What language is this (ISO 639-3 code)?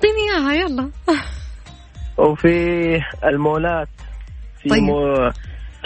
ara